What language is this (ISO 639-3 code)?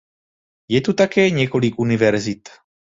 ces